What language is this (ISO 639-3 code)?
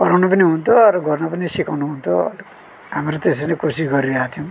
nep